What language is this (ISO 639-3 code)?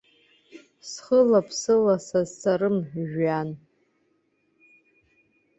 abk